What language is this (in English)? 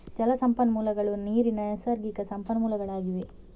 Kannada